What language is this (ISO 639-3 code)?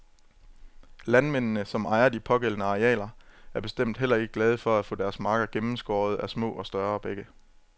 dan